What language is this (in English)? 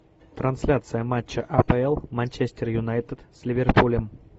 Russian